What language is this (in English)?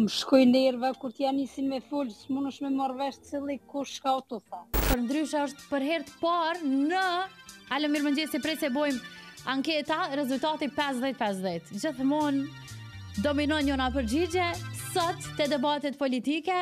Romanian